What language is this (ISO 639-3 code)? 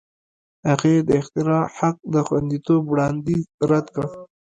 pus